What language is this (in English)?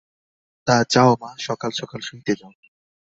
Bangla